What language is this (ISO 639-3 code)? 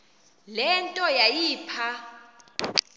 xho